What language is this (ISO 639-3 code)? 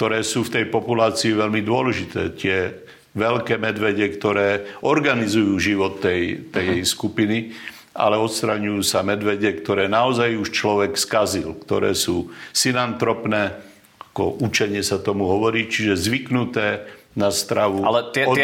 slk